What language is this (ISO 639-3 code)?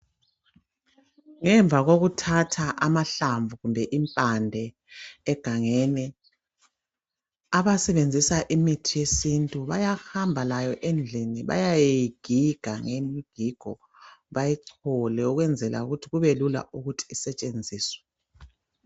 nde